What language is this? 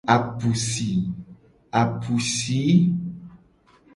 Gen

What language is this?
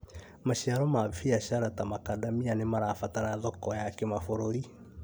Kikuyu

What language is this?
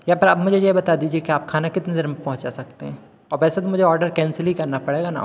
Hindi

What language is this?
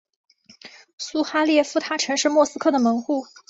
Chinese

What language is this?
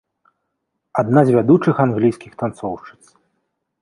Belarusian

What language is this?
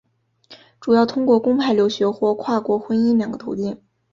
Chinese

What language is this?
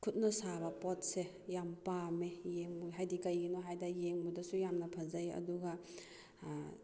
Manipuri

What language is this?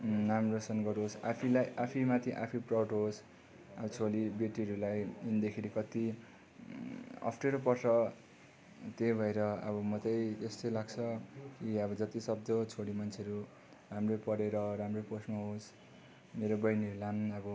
Nepali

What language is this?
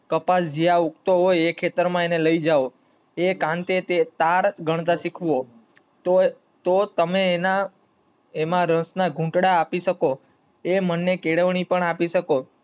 Gujarati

